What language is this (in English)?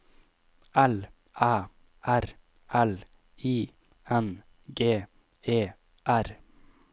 Norwegian